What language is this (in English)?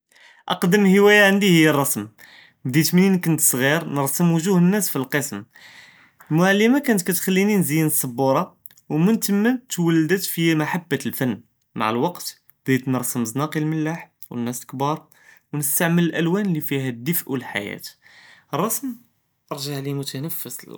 Judeo-Arabic